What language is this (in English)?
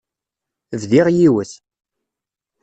Kabyle